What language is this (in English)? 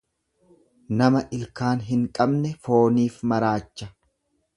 Oromo